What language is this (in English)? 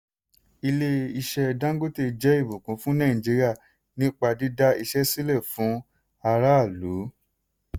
Yoruba